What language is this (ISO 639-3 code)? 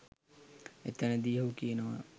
sin